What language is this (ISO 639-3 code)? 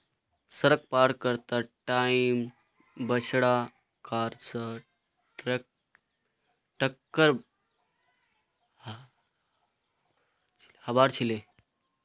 mag